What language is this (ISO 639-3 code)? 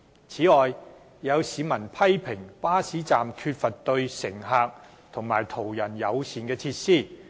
yue